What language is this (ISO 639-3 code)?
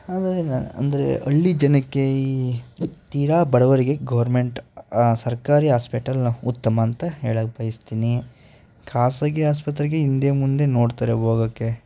kan